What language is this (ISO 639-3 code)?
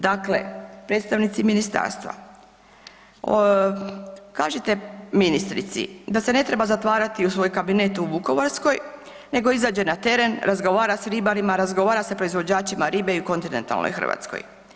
hrv